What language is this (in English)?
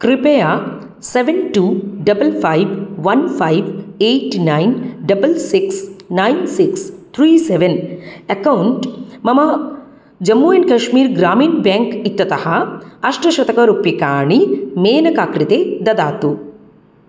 Sanskrit